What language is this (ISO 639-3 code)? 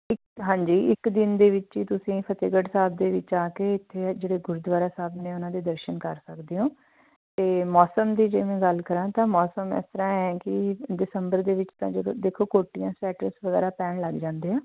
pan